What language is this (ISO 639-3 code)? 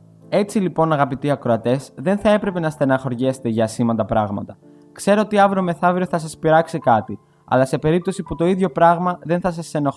ell